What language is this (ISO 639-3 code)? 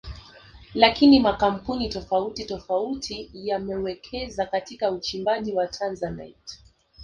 swa